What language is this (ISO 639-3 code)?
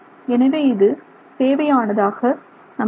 tam